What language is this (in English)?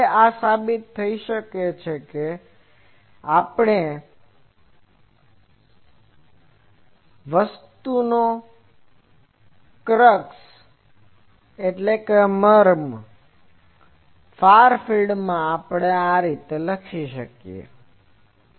Gujarati